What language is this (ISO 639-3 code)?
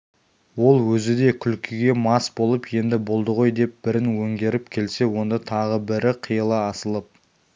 kaz